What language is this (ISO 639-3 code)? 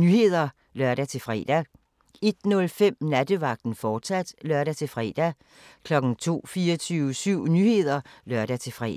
dan